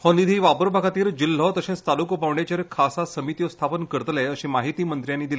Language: Konkani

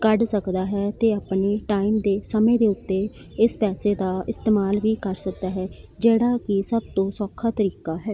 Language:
Punjabi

